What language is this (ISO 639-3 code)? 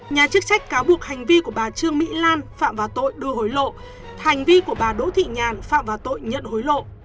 vie